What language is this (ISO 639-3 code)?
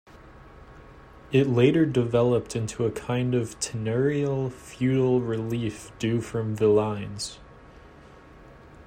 eng